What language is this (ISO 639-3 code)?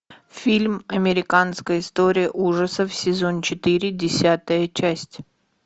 rus